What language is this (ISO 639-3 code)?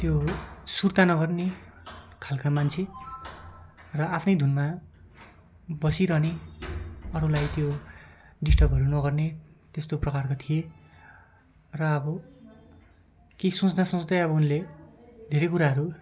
nep